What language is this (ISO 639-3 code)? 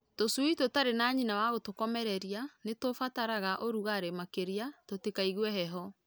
kik